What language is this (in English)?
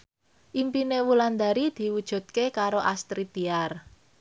Javanese